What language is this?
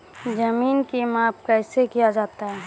Maithili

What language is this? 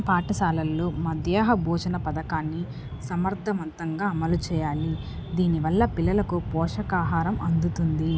Telugu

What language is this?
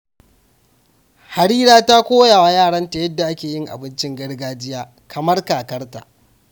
Hausa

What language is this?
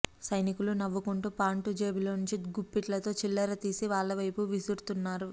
Telugu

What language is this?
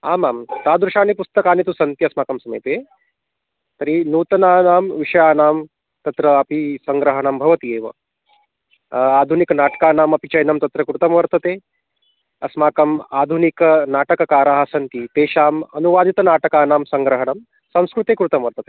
Sanskrit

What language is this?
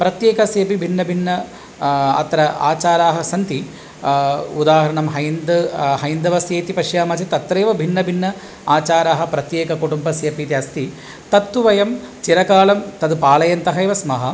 Sanskrit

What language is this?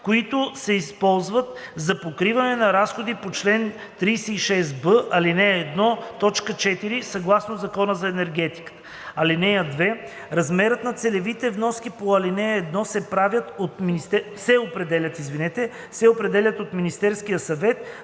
Bulgarian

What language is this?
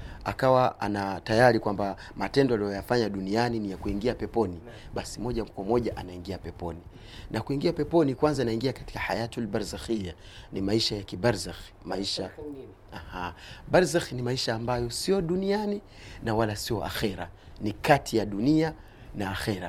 Swahili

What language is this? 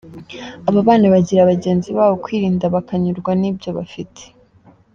Kinyarwanda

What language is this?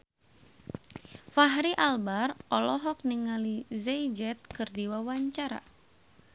Sundanese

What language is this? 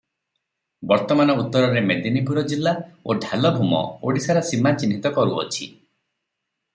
Odia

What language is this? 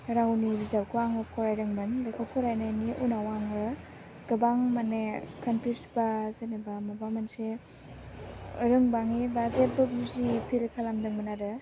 Bodo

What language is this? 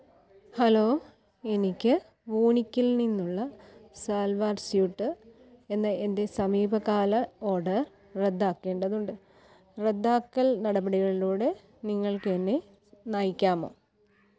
Malayalam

